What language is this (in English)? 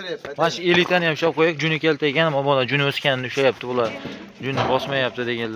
Turkish